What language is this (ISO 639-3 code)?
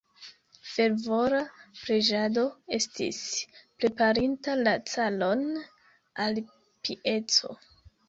epo